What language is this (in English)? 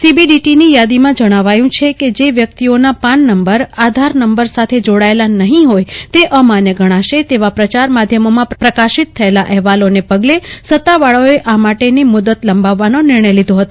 Gujarati